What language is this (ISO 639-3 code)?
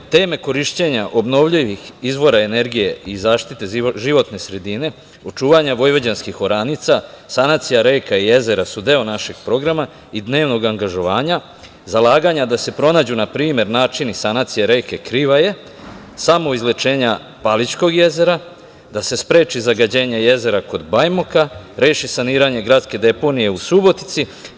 srp